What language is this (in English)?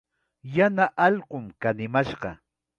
Chiquián Ancash Quechua